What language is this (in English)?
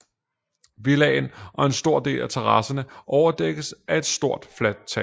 Danish